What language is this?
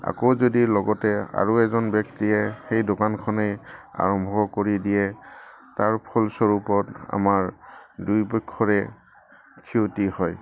Assamese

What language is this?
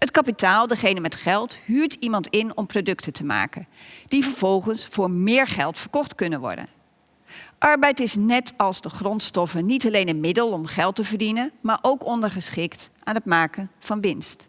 Dutch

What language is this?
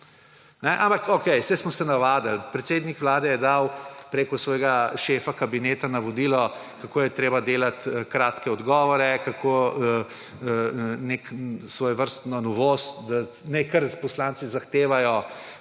Slovenian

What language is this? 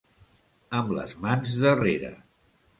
Catalan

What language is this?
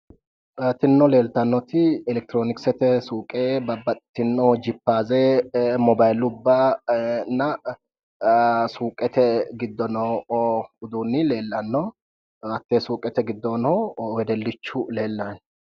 Sidamo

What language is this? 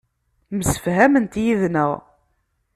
Kabyle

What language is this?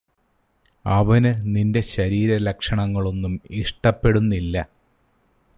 Malayalam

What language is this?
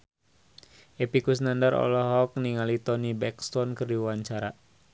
Sundanese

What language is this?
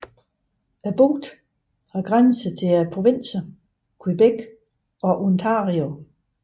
Danish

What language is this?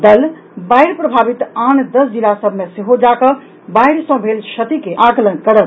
Maithili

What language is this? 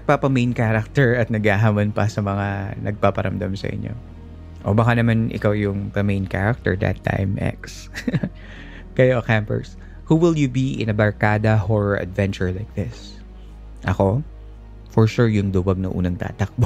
Filipino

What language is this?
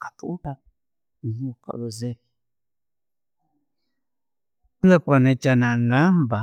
Tooro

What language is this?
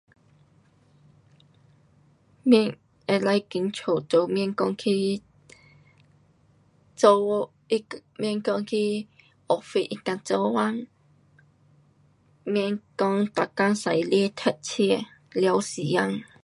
Pu-Xian Chinese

